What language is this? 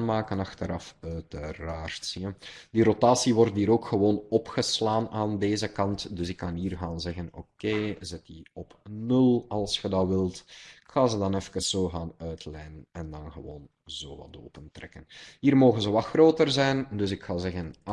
Dutch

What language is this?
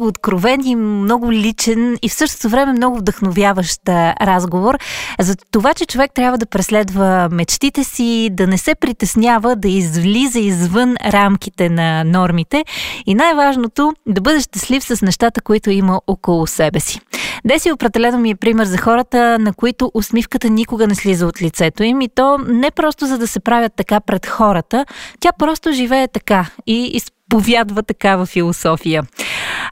Bulgarian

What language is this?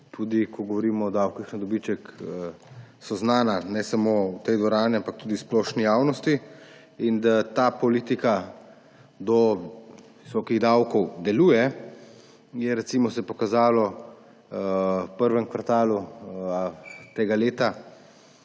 Slovenian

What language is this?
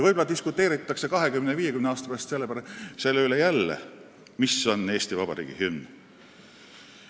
Estonian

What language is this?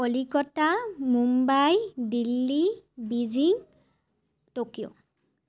Assamese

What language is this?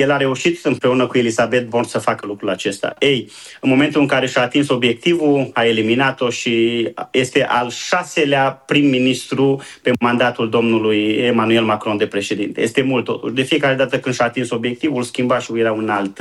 Romanian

